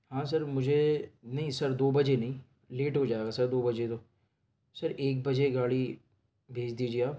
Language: Urdu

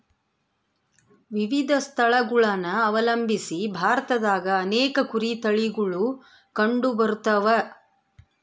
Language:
Kannada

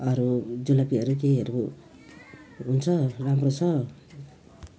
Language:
Nepali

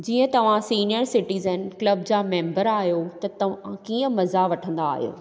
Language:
Sindhi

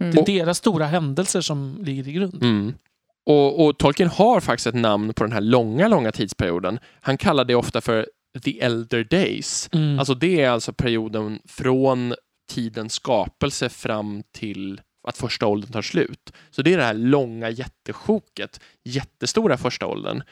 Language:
Swedish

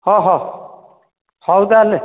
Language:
Odia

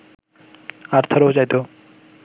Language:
Bangla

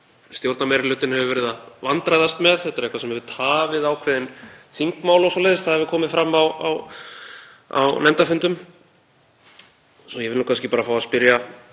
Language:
Icelandic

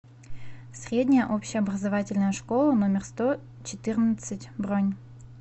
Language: Russian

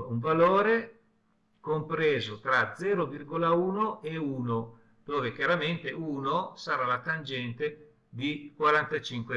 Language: Italian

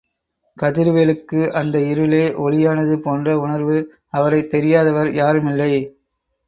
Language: Tamil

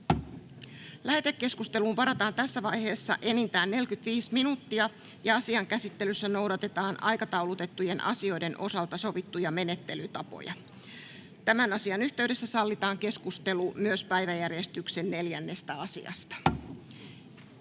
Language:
Finnish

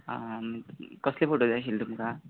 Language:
Konkani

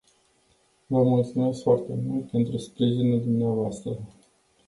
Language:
Romanian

